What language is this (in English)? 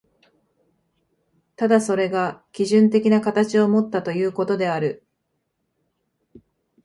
Japanese